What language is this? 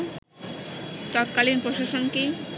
Bangla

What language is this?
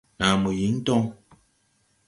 Tupuri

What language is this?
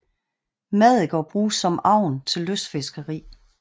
Danish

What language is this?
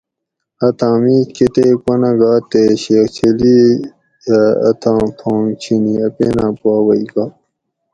Gawri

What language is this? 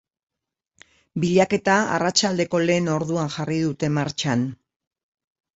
Basque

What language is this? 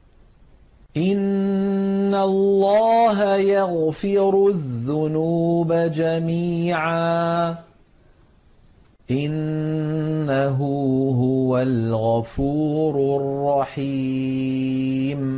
Arabic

